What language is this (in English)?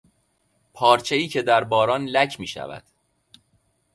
Persian